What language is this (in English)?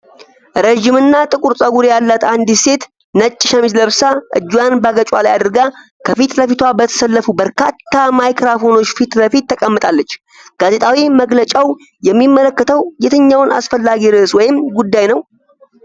Amharic